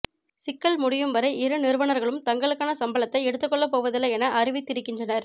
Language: Tamil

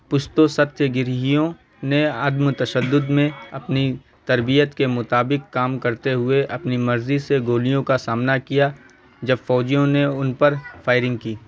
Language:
Urdu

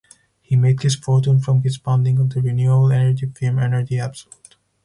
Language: English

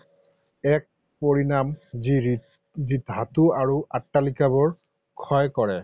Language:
Assamese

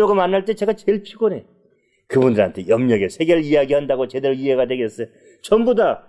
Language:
Korean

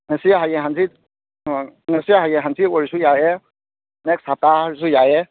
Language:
Manipuri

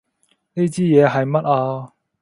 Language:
Cantonese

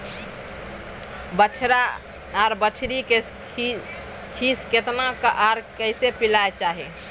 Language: Maithili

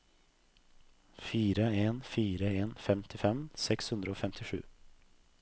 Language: Norwegian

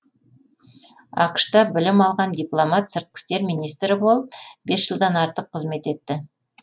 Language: Kazakh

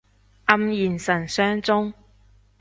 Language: Cantonese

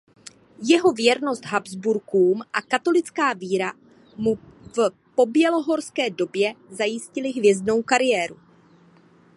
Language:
Czech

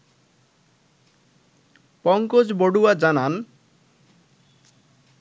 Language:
Bangla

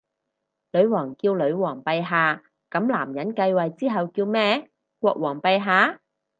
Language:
Cantonese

